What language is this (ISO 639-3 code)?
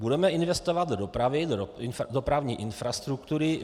ces